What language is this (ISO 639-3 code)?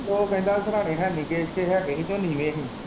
pan